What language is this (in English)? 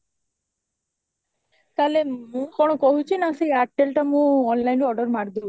Odia